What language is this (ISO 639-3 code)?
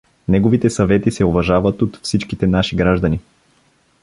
bul